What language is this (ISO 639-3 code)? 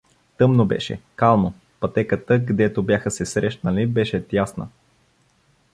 bul